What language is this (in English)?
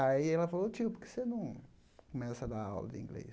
Portuguese